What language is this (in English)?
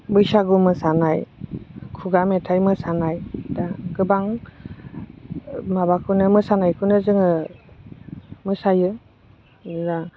Bodo